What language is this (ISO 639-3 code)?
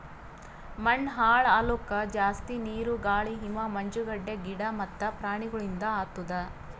kan